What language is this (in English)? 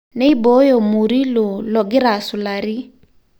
Masai